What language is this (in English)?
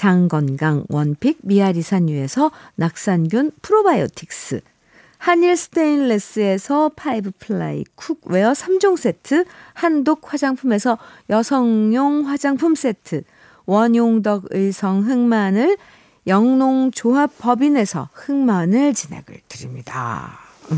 Korean